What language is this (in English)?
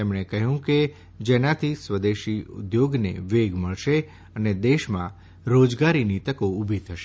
Gujarati